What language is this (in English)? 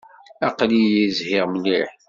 Kabyle